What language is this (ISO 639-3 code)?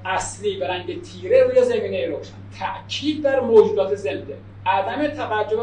fas